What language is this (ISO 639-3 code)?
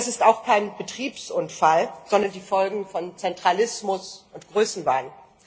deu